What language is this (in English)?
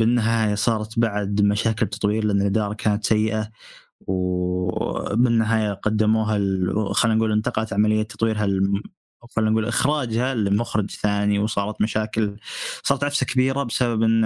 Arabic